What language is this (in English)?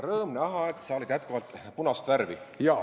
Estonian